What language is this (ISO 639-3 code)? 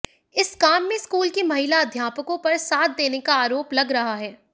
hin